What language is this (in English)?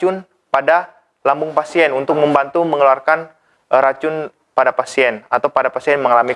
Indonesian